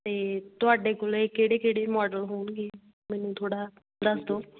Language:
Punjabi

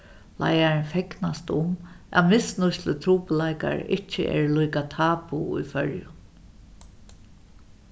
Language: Faroese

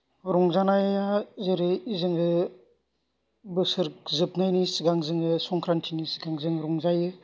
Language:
Bodo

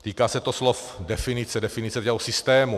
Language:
Czech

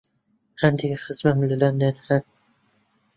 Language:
Central Kurdish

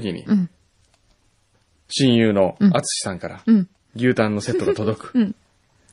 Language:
Japanese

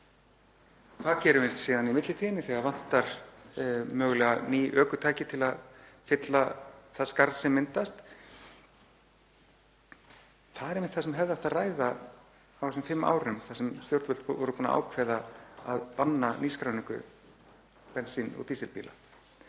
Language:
Icelandic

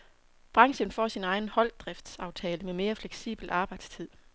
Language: Danish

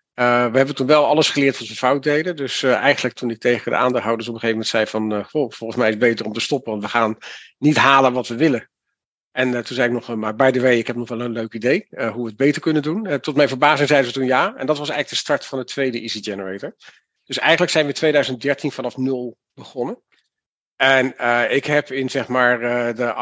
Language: Dutch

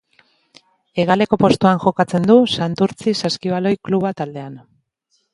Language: Basque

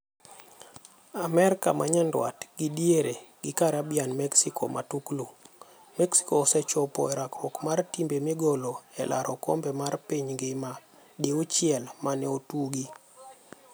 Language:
Luo (Kenya and Tanzania)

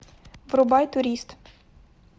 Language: Russian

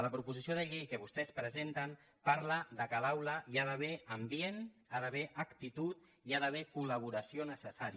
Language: Catalan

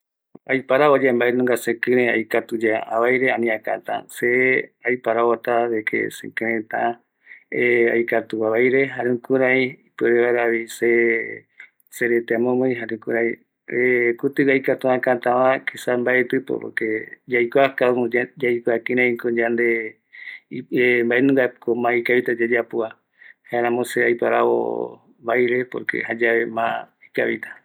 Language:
Eastern Bolivian Guaraní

